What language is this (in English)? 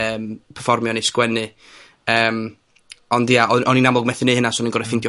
Welsh